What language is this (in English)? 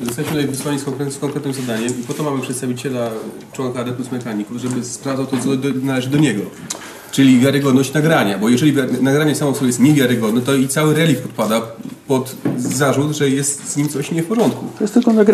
Polish